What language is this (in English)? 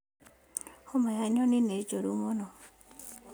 Kikuyu